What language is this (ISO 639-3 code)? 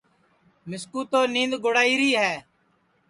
ssi